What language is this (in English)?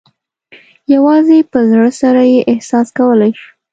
Pashto